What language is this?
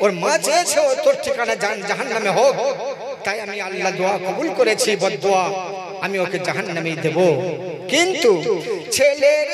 Bangla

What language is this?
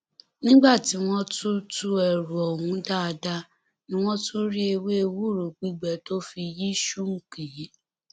Yoruba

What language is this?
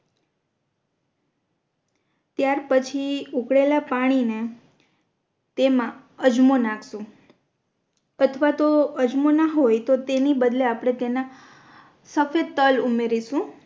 Gujarati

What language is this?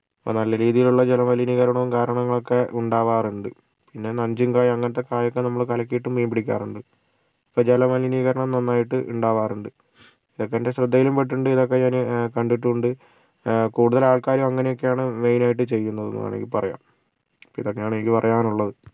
Malayalam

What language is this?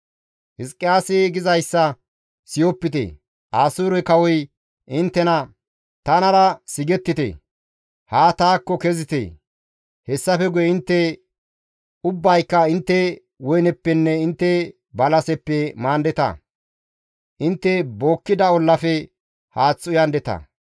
Gamo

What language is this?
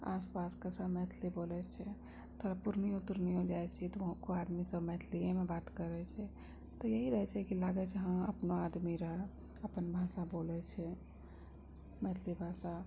Maithili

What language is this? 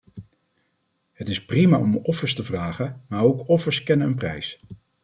Dutch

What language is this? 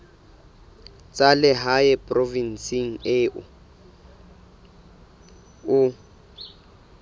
Southern Sotho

